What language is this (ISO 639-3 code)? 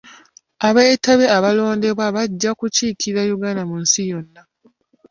lug